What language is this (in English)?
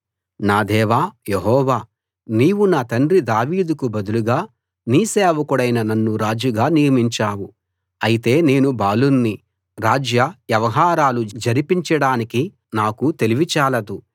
Telugu